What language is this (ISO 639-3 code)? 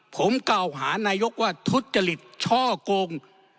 tha